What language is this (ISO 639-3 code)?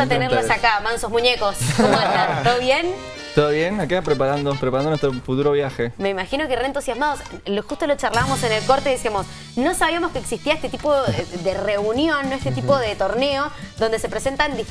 spa